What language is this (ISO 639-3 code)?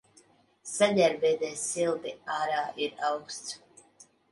lav